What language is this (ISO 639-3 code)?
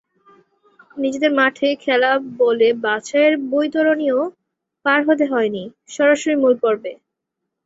ben